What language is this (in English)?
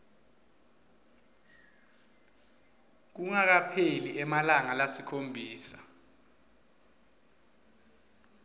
Swati